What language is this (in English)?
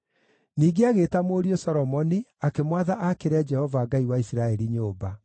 Kikuyu